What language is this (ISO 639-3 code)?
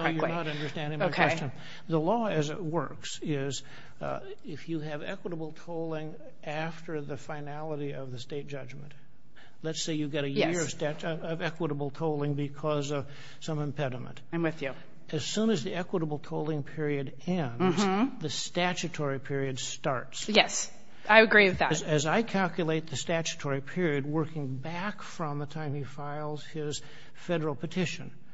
eng